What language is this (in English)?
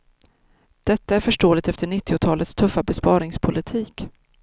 Swedish